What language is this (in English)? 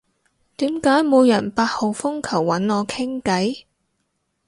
Cantonese